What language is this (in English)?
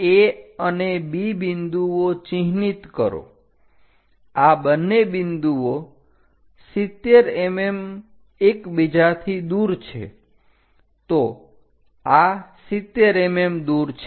Gujarati